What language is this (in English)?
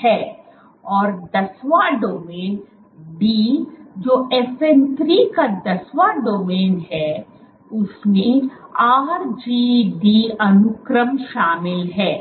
Hindi